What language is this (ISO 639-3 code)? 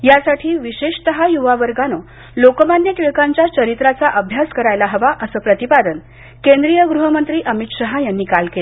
mar